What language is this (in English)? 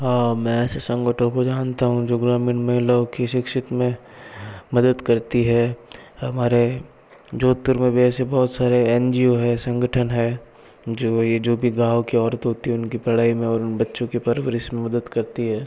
Hindi